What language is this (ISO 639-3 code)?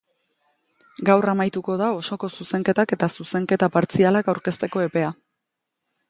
eus